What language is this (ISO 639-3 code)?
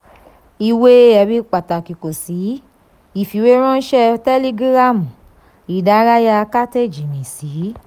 yor